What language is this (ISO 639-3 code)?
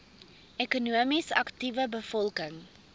afr